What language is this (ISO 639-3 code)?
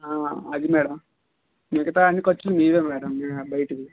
tel